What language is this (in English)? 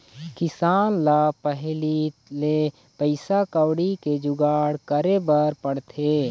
Chhattisgarhi